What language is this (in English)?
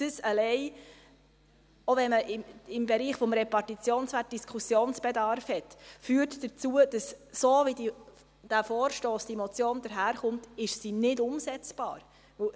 Swiss German